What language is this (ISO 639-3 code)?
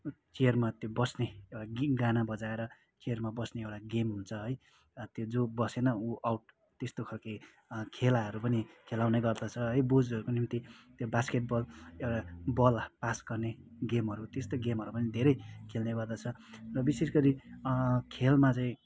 nep